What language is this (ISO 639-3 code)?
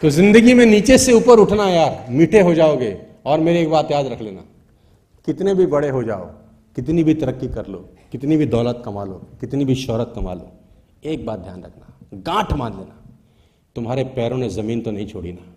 hin